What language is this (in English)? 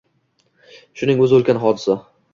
Uzbek